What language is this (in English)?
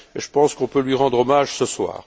French